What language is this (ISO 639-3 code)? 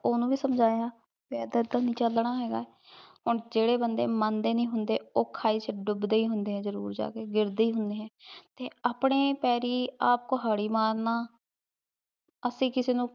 pan